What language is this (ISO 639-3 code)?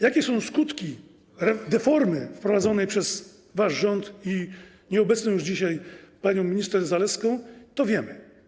pol